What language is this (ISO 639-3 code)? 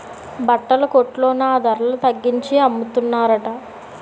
tel